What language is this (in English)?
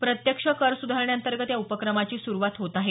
Marathi